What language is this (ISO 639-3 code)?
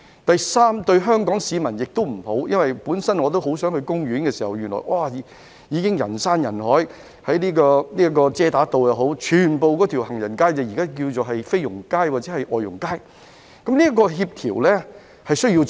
yue